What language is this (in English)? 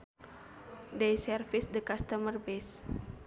Sundanese